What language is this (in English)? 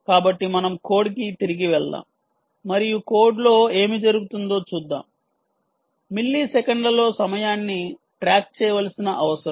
Telugu